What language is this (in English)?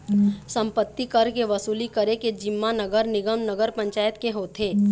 Chhattisgarhi